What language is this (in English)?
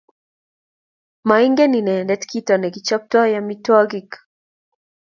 Kalenjin